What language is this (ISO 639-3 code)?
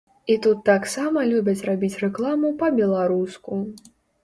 bel